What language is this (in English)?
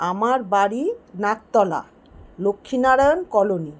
Bangla